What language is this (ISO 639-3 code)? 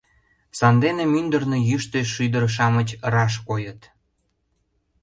chm